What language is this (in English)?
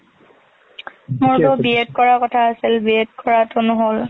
Assamese